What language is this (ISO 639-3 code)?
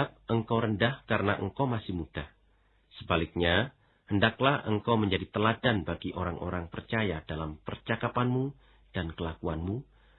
ind